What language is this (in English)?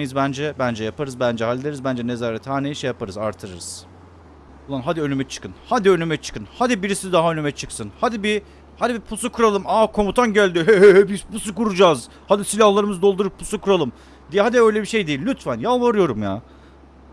Turkish